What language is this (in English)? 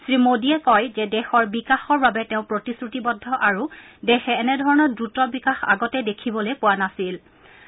Assamese